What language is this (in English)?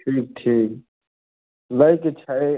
Maithili